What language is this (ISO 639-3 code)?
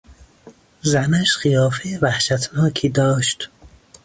fas